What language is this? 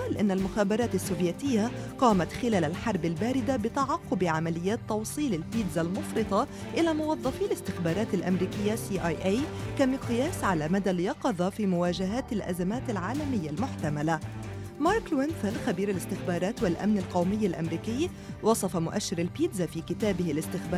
Arabic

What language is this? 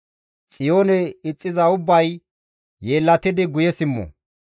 Gamo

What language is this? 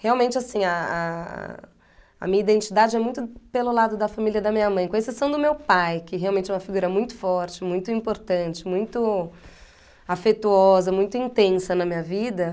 Portuguese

